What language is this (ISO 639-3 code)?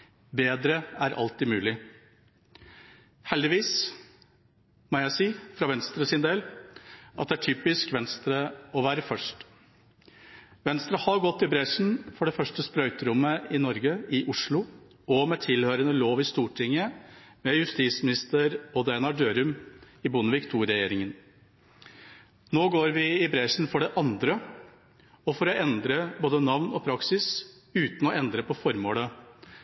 nob